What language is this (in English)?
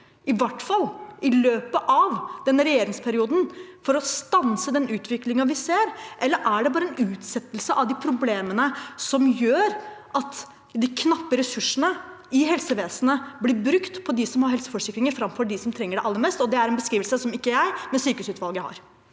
Norwegian